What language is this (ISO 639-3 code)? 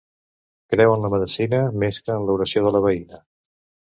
cat